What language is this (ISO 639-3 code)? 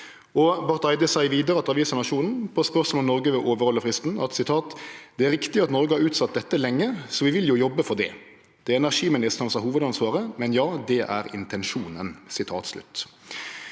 nor